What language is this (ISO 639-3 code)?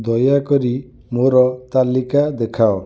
ori